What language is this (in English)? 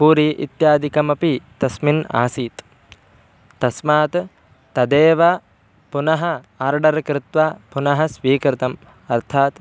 Sanskrit